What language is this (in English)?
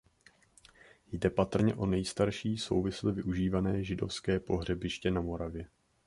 Czech